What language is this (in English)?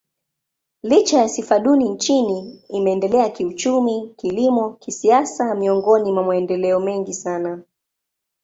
Swahili